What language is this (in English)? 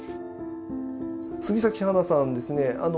Japanese